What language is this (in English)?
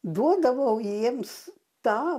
Lithuanian